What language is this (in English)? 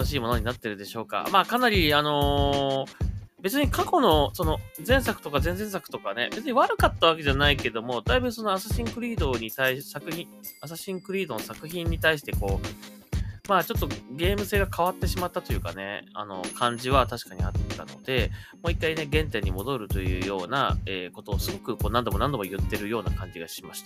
Japanese